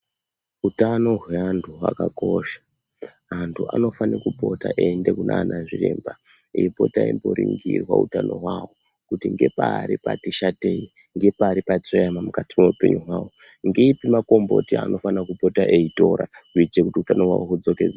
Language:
Ndau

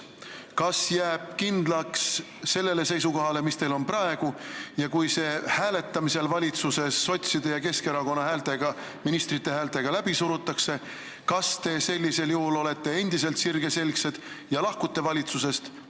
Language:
Estonian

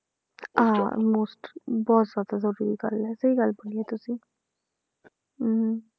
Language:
Punjabi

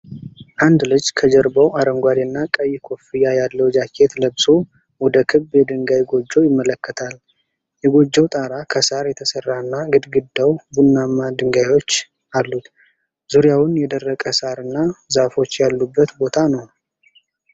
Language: Amharic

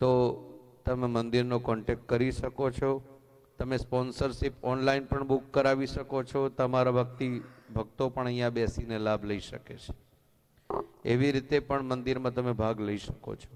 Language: Hindi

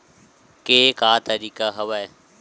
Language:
Chhattisgarhi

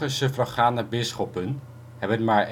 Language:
Dutch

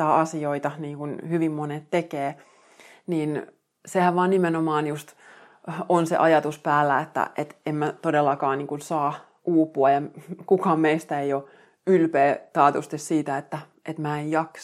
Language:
Finnish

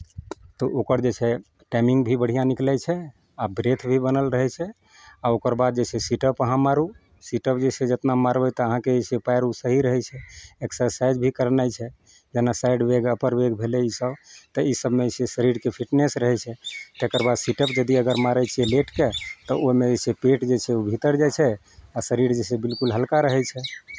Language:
Maithili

